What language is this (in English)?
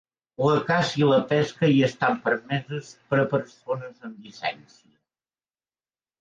Catalan